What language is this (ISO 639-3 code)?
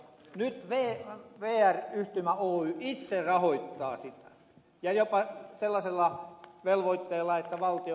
fin